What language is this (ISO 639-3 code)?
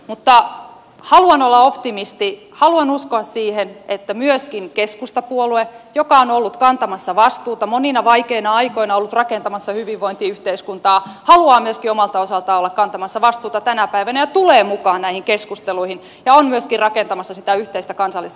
fin